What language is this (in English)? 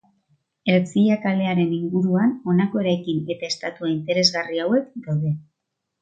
Basque